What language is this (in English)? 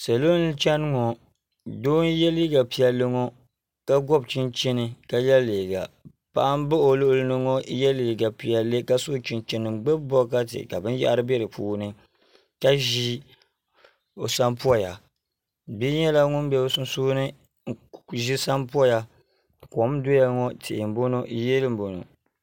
Dagbani